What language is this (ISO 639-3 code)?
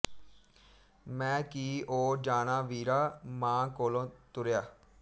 pan